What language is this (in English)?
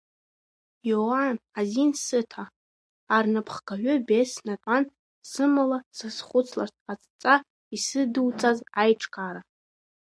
Abkhazian